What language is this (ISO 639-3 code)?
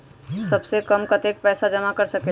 mag